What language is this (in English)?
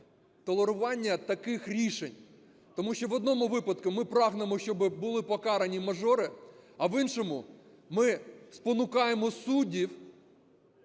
Ukrainian